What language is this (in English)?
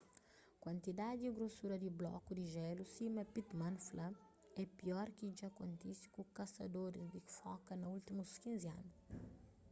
Kabuverdianu